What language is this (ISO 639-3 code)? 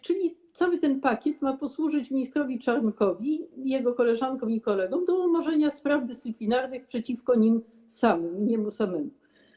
pol